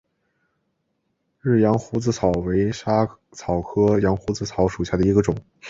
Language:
Chinese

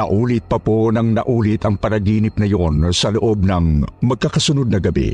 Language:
Filipino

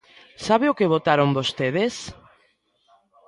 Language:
Galician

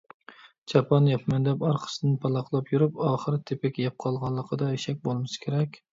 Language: Uyghur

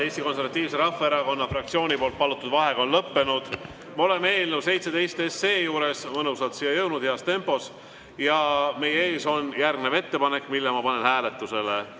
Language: Estonian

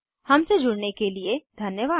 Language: Hindi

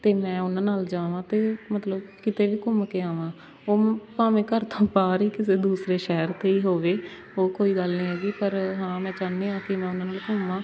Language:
Punjabi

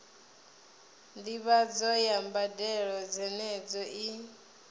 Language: Venda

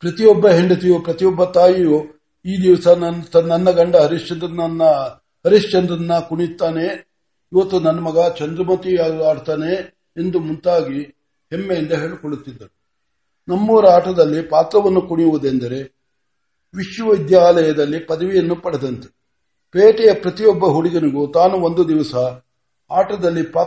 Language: Kannada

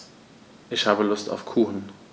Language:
German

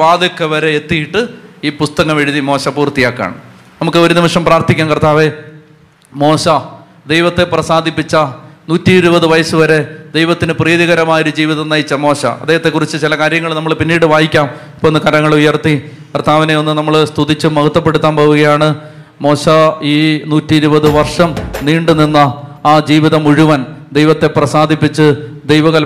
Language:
Malayalam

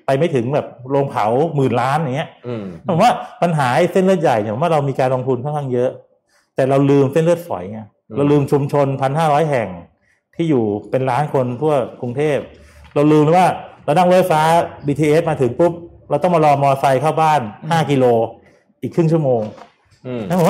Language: Thai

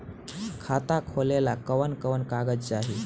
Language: Bhojpuri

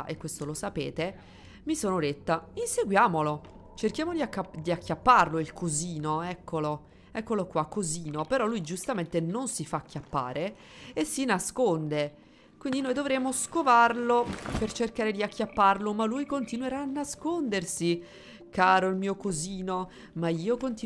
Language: Italian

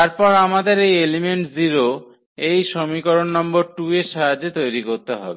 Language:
Bangla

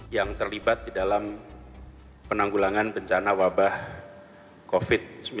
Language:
Indonesian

